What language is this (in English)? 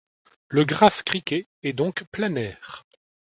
French